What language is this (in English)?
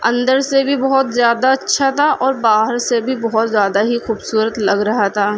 Urdu